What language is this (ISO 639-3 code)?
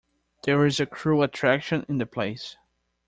eng